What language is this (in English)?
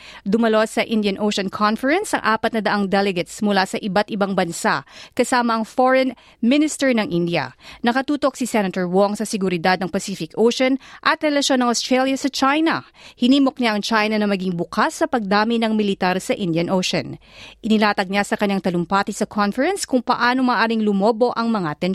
Filipino